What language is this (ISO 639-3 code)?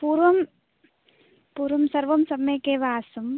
san